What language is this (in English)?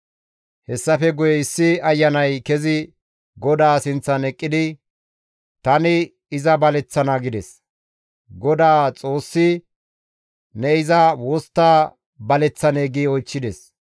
Gamo